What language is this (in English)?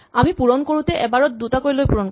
Assamese